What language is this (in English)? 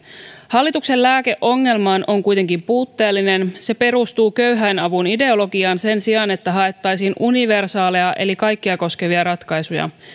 Finnish